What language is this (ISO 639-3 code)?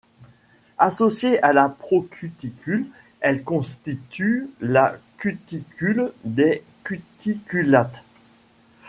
fra